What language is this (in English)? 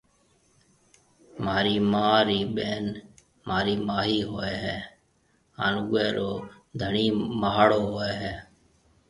Marwari (Pakistan)